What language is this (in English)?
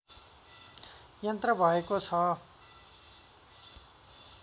Nepali